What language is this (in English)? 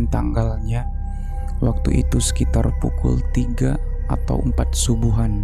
Indonesian